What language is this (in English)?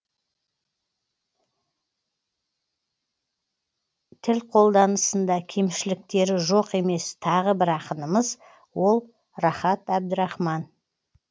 Kazakh